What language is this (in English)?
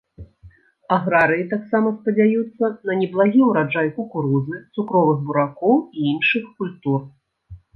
Belarusian